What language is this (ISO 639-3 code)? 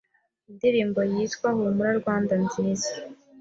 kin